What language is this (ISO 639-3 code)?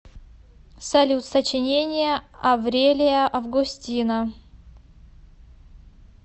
rus